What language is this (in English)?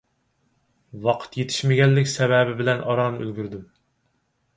Uyghur